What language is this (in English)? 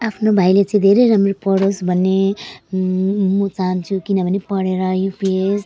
Nepali